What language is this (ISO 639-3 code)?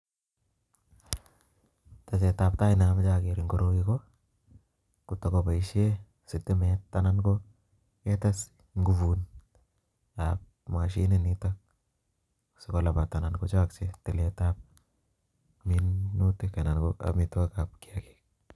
kln